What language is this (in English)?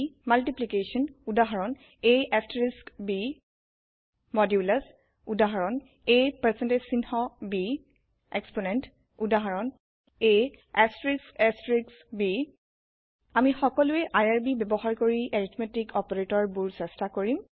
Assamese